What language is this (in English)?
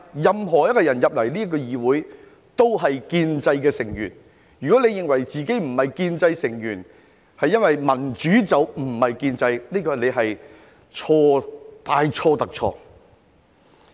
Cantonese